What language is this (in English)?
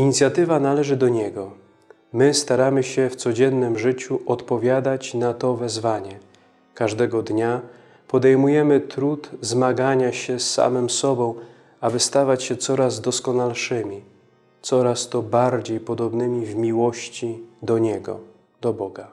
Polish